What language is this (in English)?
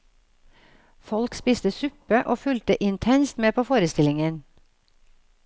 Norwegian